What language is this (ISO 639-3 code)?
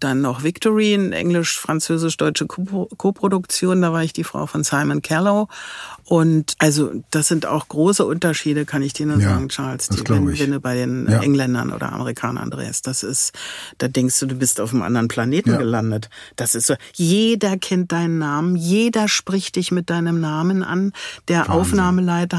deu